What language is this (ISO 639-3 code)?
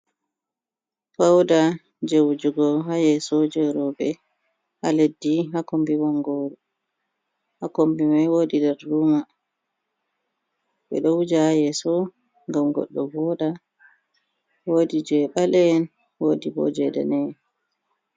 ful